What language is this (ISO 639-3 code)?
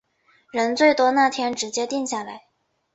zho